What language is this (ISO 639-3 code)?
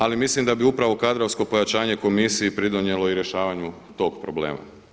hrv